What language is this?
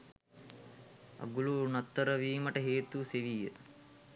Sinhala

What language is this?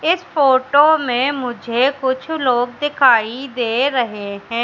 Hindi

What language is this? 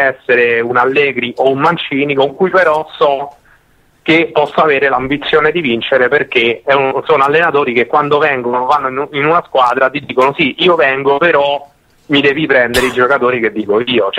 Italian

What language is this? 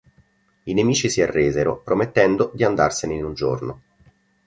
Italian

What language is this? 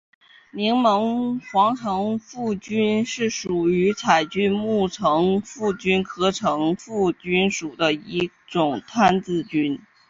Chinese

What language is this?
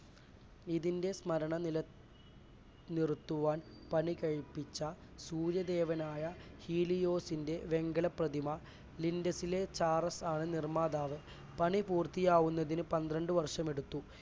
Malayalam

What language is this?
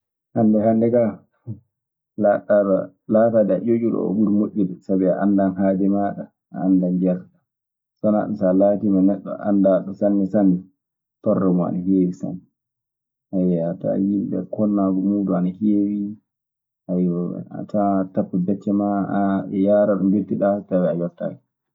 Maasina Fulfulde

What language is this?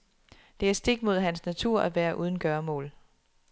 Danish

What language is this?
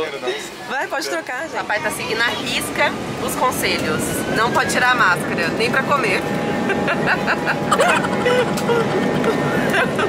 Portuguese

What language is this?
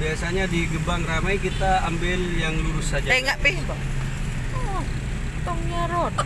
Indonesian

